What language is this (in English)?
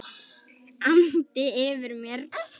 Icelandic